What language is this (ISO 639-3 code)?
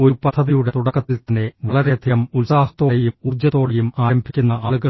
mal